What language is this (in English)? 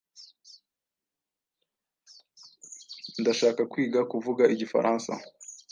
Kinyarwanda